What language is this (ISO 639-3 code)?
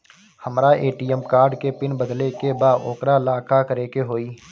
bho